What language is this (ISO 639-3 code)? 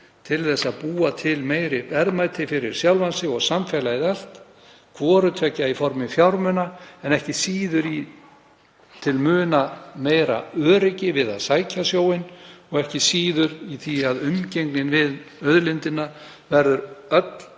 isl